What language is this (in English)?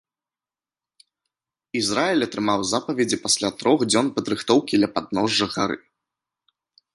Belarusian